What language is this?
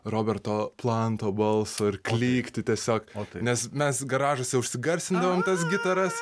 Lithuanian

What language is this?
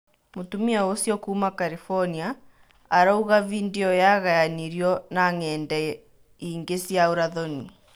Kikuyu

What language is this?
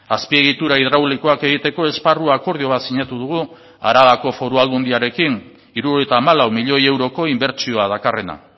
Basque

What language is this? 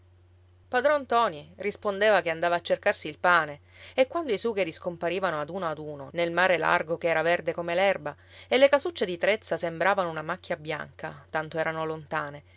Italian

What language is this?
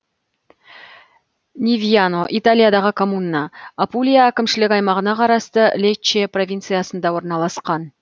Kazakh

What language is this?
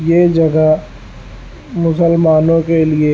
Urdu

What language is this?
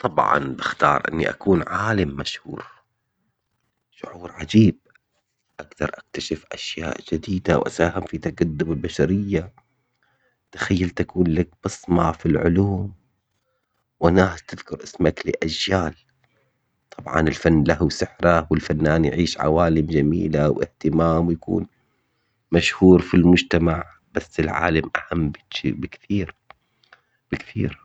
Omani Arabic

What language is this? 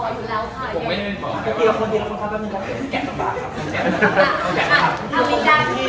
Thai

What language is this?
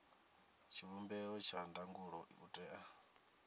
Venda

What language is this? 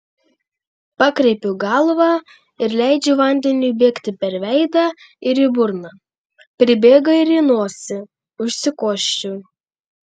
Lithuanian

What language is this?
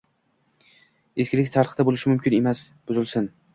Uzbek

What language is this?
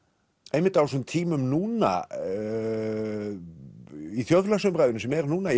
Icelandic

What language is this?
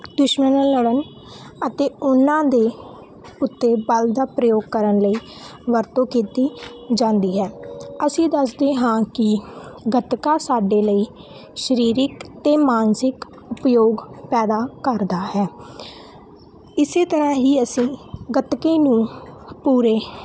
Punjabi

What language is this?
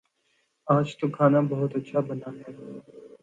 Urdu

